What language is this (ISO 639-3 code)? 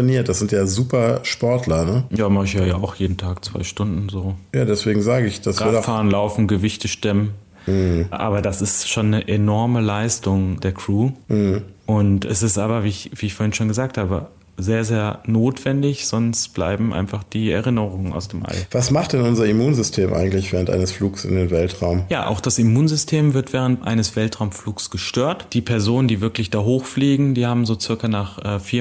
deu